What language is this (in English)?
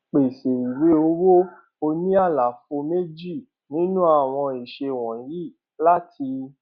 Yoruba